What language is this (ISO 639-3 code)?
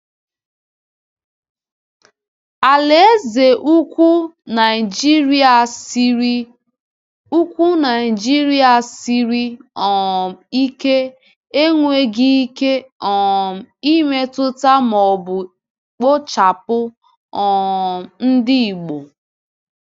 ibo